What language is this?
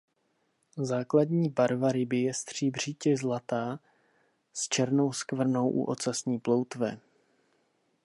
Czech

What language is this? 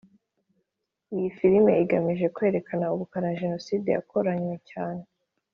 Kinyarwanda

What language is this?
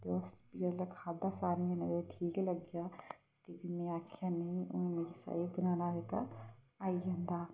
Dogri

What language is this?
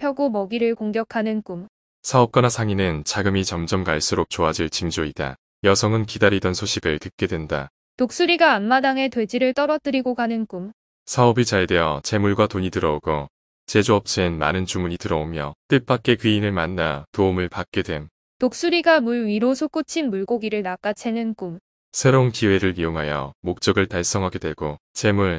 Korean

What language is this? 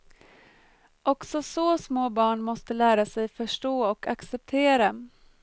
Swedish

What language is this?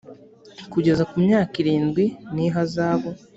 Kinyarwanda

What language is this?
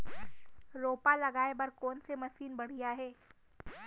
Chhattisgarhi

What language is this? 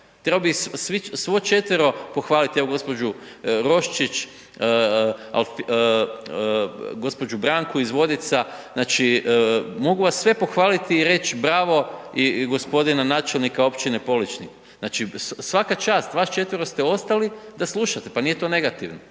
Croatian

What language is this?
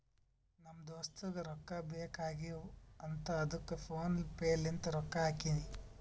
Kannada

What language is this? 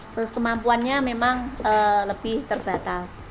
Indonesian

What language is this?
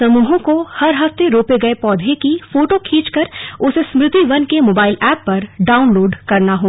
Hindi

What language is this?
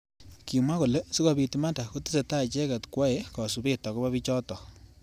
Kalenjin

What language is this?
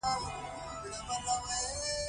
Pashto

